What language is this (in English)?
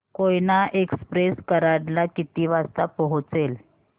Marathi